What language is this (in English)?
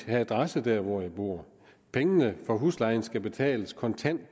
Danish